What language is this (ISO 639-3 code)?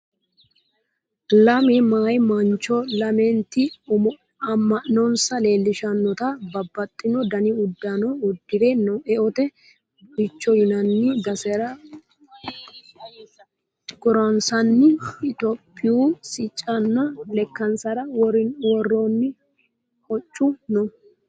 sid